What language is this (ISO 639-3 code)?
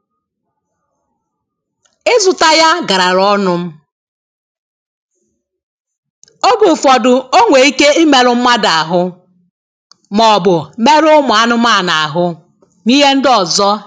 ibo